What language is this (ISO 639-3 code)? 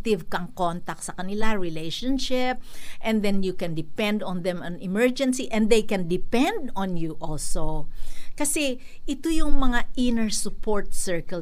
fil